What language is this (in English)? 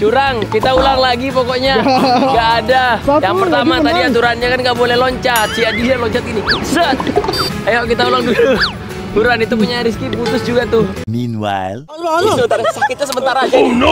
Indonesian